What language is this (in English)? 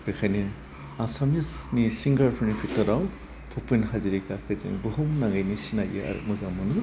Bodo